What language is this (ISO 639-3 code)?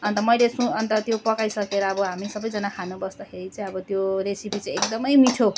nep